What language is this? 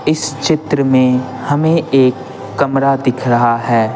Hindi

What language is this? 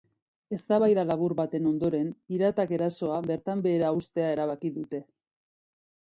Basque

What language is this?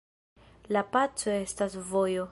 Esperanto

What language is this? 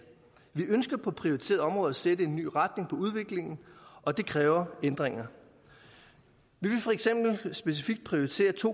Danish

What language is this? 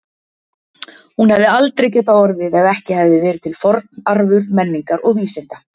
Icelandic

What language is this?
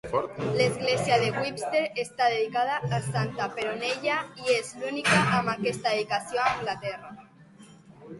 Catalan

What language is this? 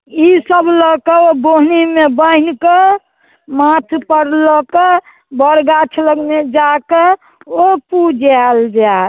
Maithili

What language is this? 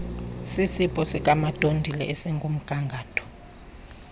Xhosa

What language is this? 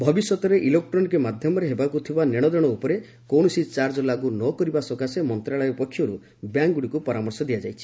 Odia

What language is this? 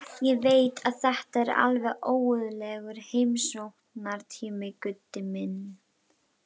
Icelandic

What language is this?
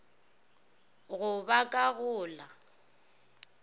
Northern Sotho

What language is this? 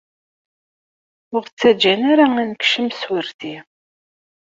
Kabyle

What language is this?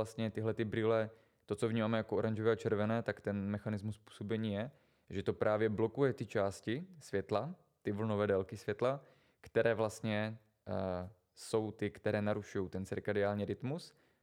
Czech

